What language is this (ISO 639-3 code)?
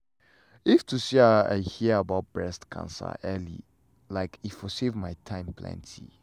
pcm